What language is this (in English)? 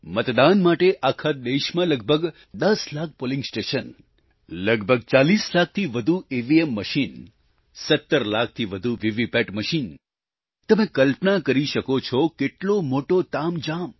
Gujarati